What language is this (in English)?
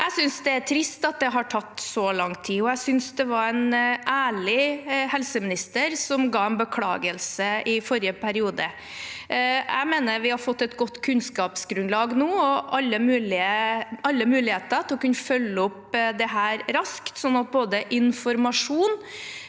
Norwegian